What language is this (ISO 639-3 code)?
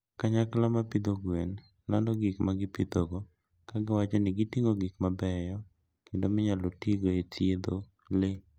luo